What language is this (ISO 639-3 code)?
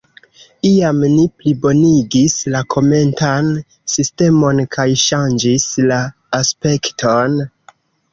epo